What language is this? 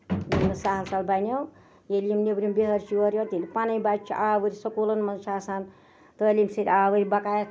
Kashmiri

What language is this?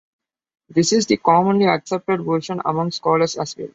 English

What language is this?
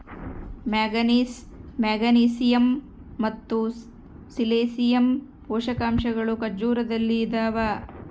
Kannada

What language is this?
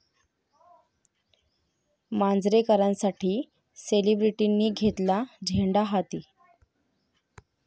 Marathi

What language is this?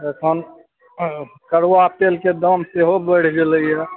Maithili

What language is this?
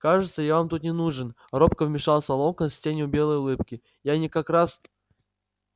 Russian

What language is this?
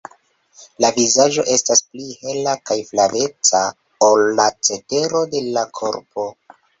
Esperanto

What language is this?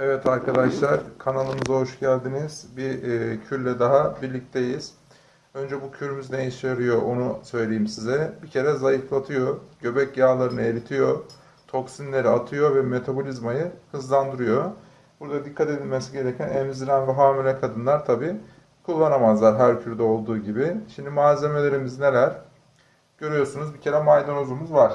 Turkish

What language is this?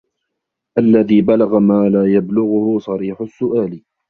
Arabic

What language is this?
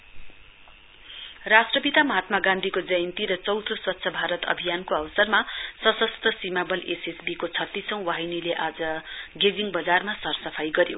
Nepali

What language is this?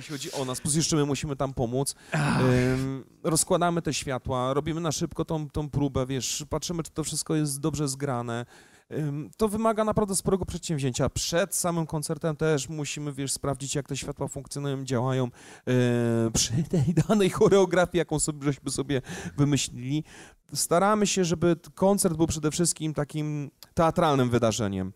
Polish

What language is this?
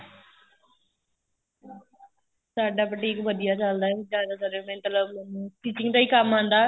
Punjabi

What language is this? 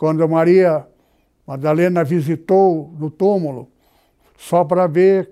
Portuguese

